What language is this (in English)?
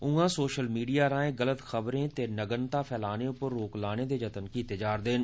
Dogri